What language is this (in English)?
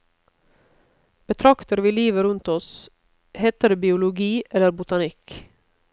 Norwegian